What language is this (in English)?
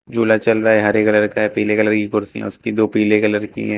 Hindi